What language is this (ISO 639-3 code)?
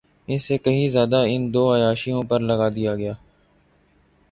urd